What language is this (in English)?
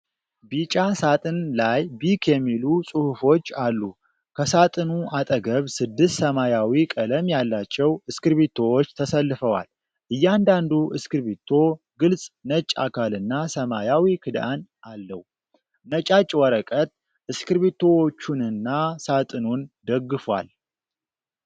Amharic